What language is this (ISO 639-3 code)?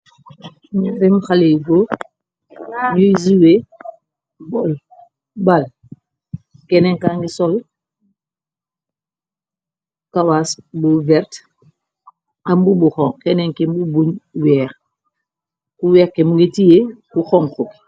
wol